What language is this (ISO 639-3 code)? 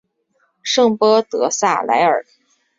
zho